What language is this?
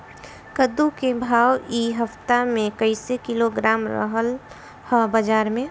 Bhojpuri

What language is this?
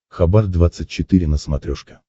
Russian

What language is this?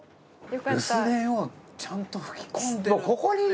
Japanese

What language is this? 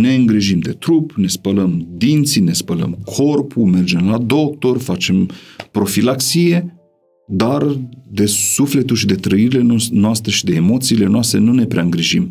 Romanian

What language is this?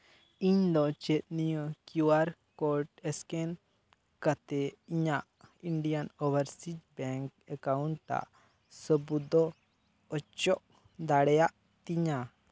Santali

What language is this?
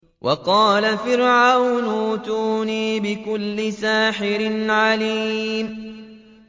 Arabic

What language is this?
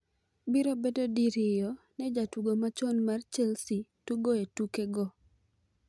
Luo (Kenya and Tanzania)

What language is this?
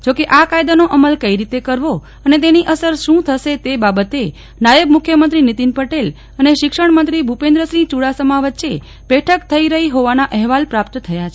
Gujarati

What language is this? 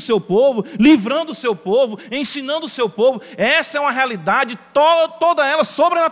Portuguese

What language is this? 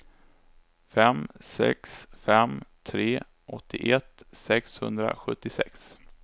Swedish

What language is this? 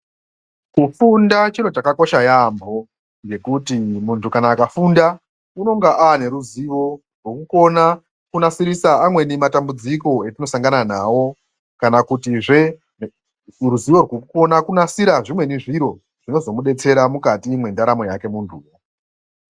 Ndau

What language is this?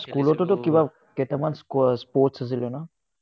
Assamese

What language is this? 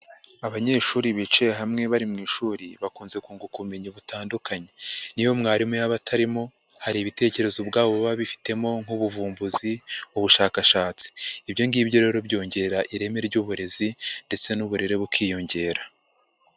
Kinyarwanda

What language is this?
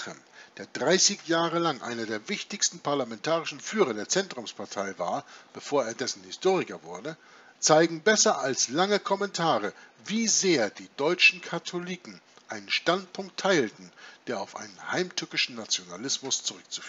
German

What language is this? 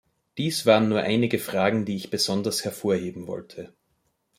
German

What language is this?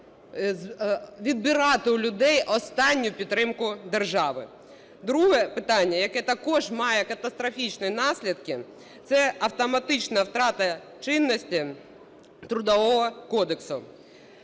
Ukrainian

